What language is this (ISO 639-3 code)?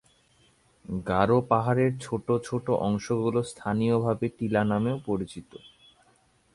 ben